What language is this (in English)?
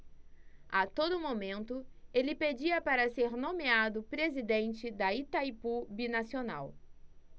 Portuguese